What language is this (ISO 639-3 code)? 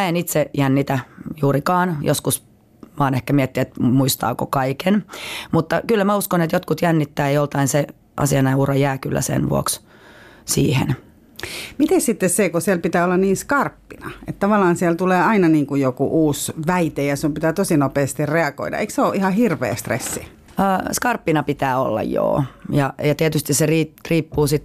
fin